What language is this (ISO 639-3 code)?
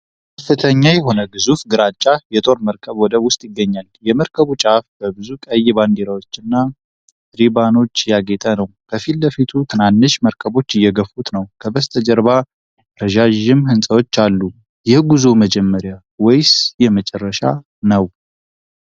amh